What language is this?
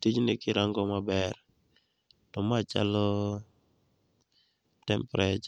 Luo (Kenya and Tanzania)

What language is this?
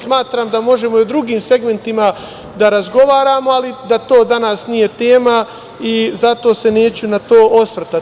Serbian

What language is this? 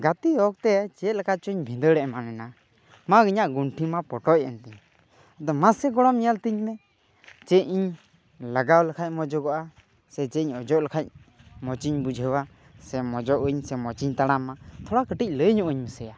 Santali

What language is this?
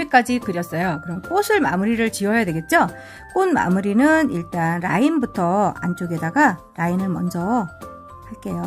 Korean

